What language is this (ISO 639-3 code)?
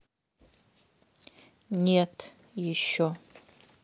rus